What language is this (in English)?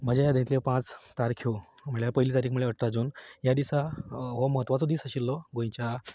Konkani